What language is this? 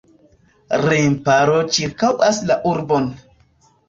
Esperanto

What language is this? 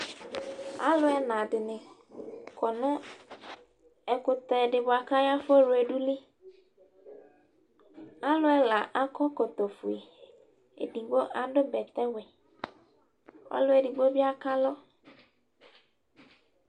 Ikposo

